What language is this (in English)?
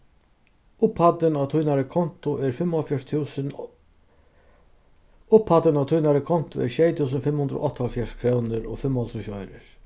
Faroese